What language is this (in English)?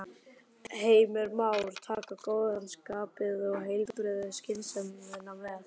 Icelandic